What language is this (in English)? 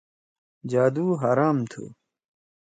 Torwali